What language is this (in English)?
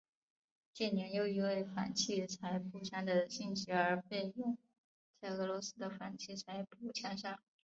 Chinese